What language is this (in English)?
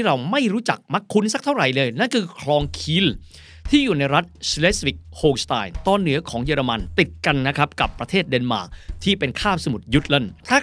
Thai